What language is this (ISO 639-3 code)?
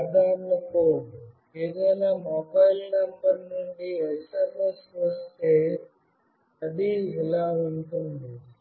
tel